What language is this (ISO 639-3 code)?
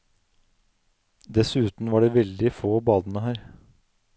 nor